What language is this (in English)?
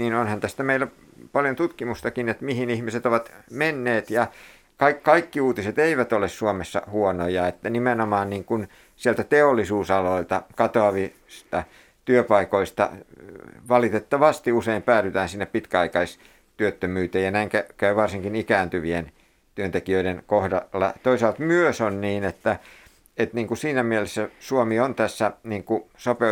Finnish